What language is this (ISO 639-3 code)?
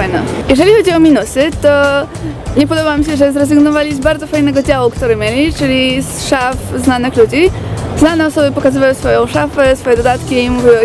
pol